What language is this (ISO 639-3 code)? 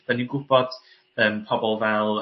cym